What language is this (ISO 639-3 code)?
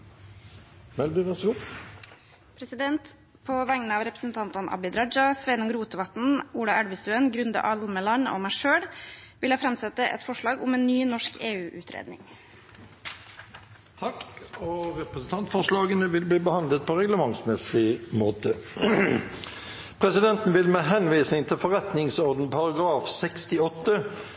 nor